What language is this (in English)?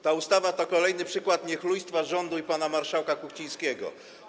Polish